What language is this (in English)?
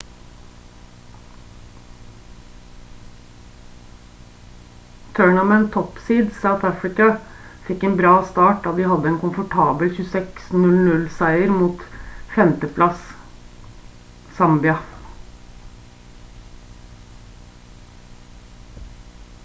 Norwegian Bokmål